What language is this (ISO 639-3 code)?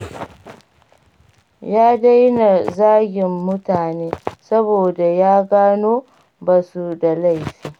hau